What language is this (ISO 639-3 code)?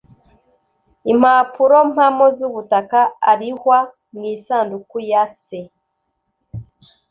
kin